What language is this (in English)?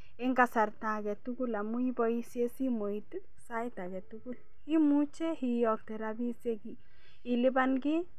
Kalenjin